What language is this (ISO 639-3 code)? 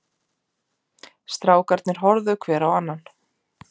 isl